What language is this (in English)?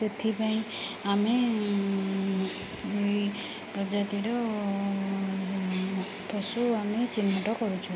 Odia